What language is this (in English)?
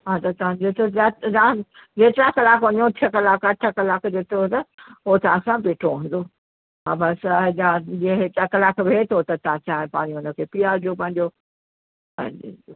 Sindhi